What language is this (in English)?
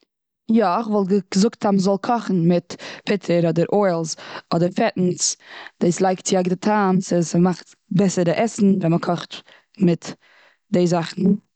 Yiddish